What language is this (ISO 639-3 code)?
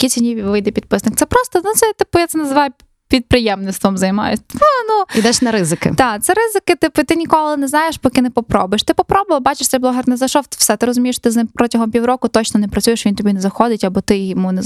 ukr